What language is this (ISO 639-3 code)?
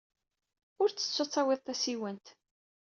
kab